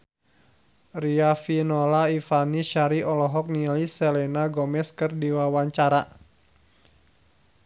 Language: Sundanese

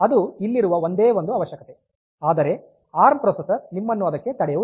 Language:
Kannada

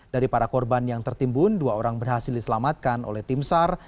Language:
Indonesian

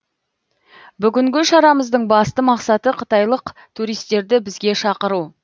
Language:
Kazakh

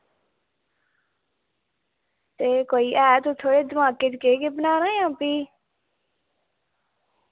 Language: Dogri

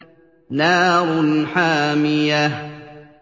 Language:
Arabic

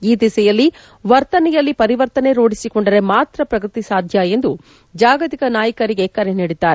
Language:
Kannada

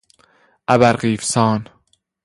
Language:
Persian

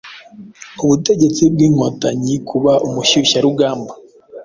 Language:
Kinyarwanda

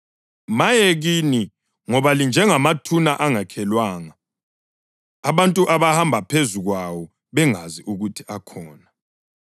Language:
North Ndebele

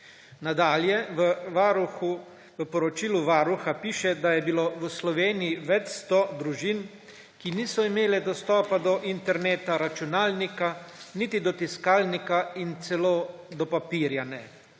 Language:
Slovenian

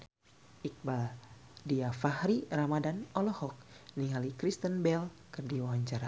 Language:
Sundanese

